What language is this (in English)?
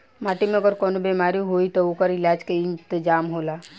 Bhojpuri